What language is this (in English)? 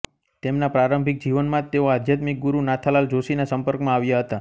Gujarati